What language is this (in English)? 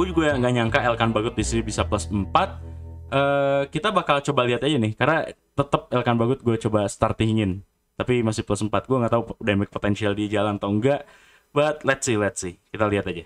Indonesian